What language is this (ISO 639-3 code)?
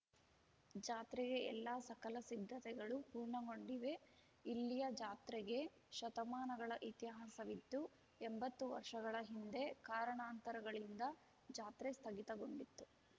kan